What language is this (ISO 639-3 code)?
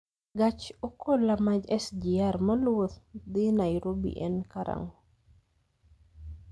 luo